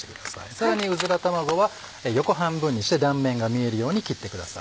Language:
Japanese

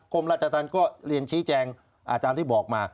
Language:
Thai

